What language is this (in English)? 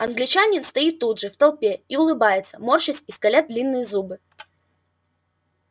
Russian